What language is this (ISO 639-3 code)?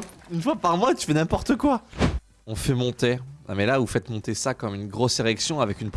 fra